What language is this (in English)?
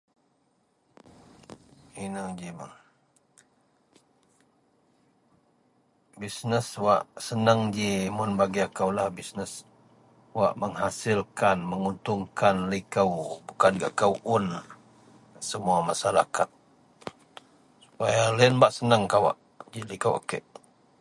Central Melanau